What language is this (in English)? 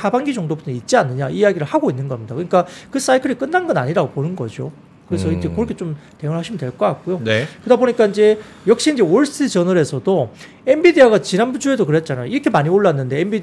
Korean